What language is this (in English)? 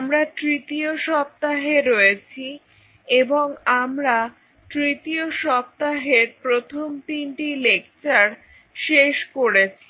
Bangla